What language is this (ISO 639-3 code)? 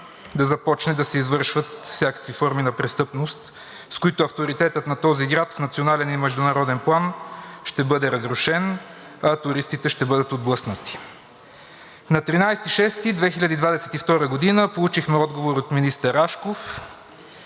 bul